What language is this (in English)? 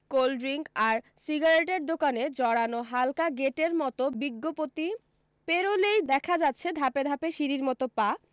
Bangla